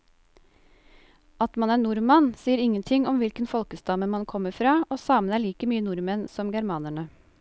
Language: Norwegian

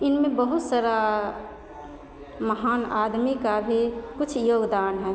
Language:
Maithili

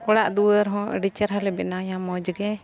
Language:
Santali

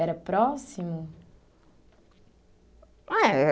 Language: Portuguese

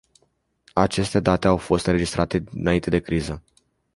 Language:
Romanian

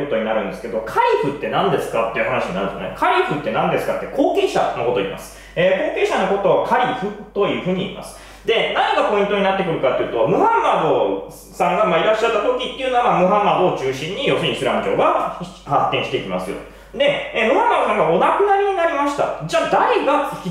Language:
Japanese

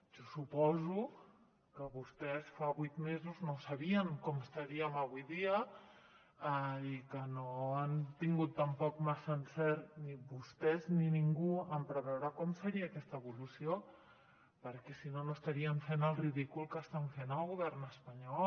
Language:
Catalan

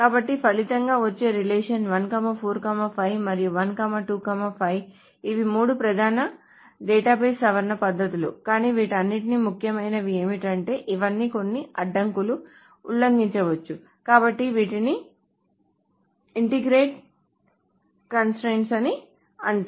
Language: Telugu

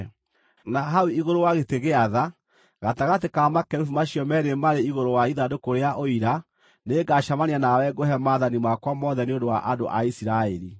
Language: Kikuyu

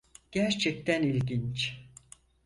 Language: Turkish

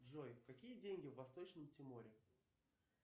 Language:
Russian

